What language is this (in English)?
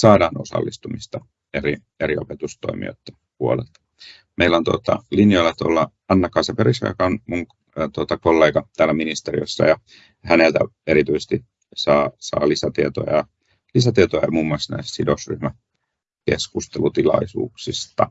Finnish